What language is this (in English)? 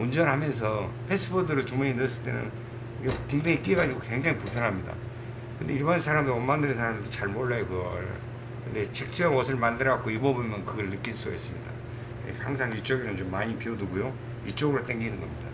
Korean